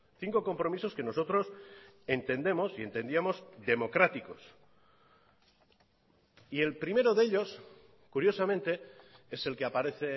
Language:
Spanish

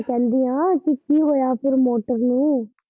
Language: Punjabi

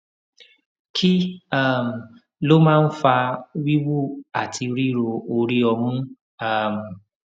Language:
Yoruba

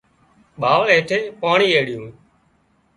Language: Wadiyara Koli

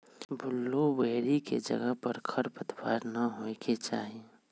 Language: Magahi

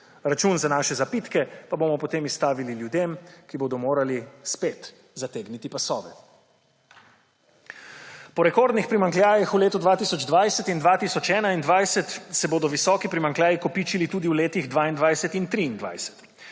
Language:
Slovenian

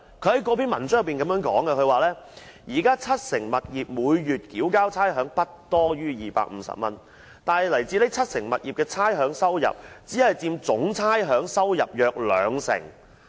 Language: Cantonese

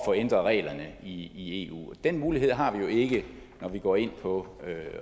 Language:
Danish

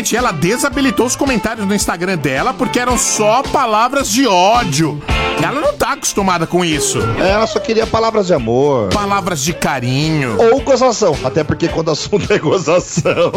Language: Portuguese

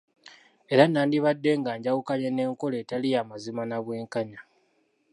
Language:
Ganda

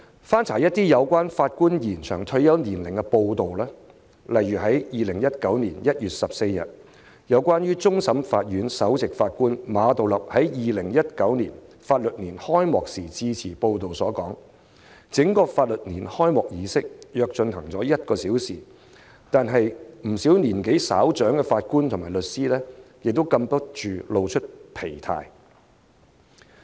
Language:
Cantonese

